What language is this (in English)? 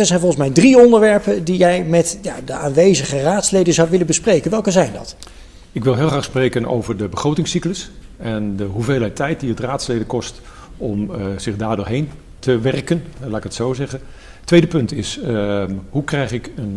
Dutch